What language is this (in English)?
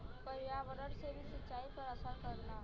Bhojpuri